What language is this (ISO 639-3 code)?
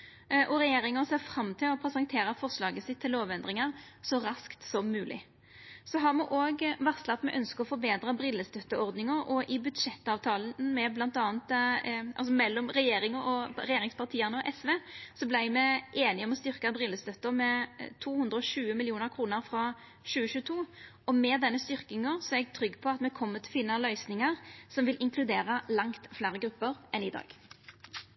nno